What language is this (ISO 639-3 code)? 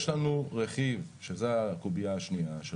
heb